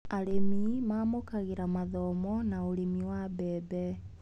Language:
Kikuyu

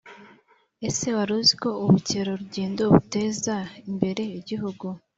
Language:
Kinyarwanda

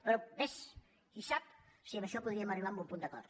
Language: Catalan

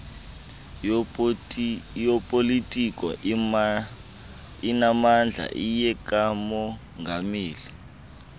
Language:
Xhosa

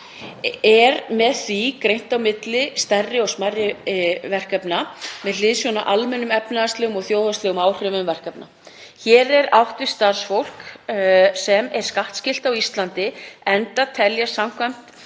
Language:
Icelandic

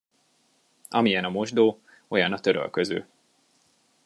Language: Hungarian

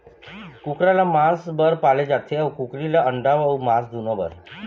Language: Chhattisgarhi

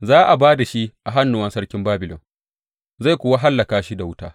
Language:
Hausa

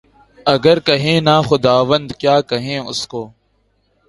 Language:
Urdu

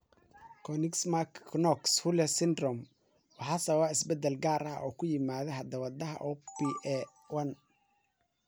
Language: Somali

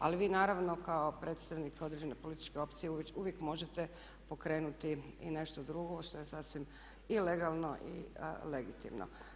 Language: Croatian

